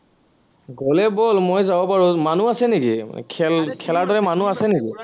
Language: Assamese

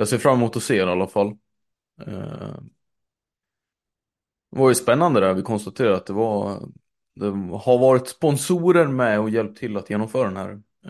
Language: Swedish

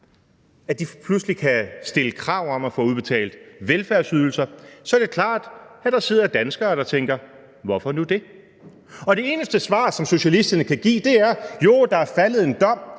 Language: Danish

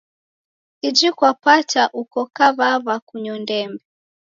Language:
Taita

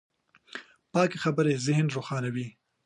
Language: Pashto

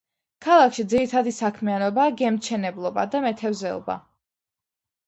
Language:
Georgian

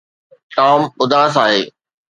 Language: Sindhi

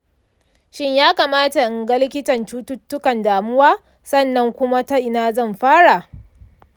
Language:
Hausa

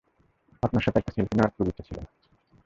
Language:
Bangla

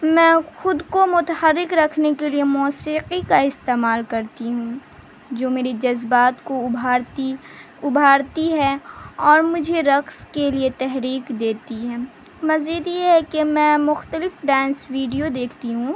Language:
Urdu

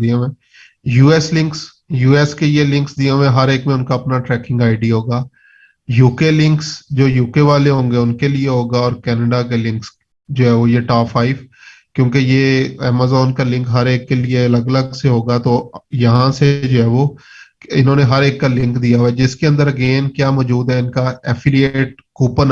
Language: Urdu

